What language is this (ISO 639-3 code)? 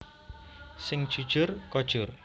jav